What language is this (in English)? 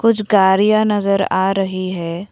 Hindi